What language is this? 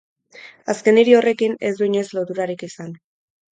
Basque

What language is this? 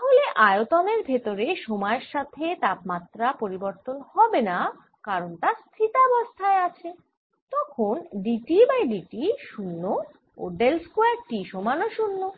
Bangla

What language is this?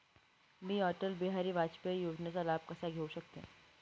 Marathi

